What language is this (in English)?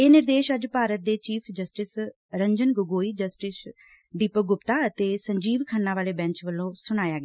Punjabi